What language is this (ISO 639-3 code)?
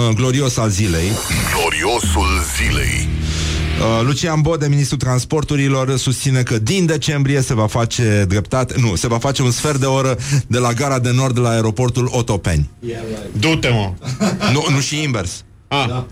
ron